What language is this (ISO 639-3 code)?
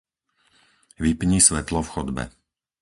slk